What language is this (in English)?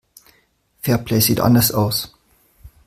German